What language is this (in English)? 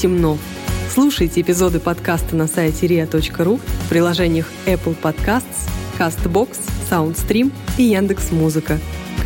Russian